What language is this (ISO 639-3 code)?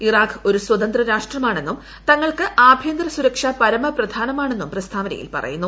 mal